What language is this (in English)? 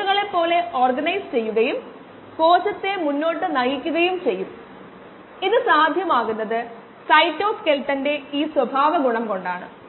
Malayalam